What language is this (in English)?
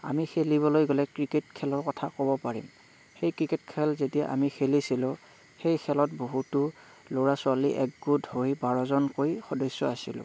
Assamese